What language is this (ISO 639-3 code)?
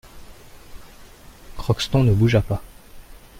fra